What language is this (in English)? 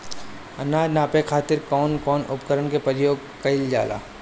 Bhojpuri